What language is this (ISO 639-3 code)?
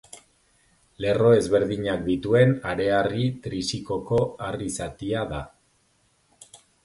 eus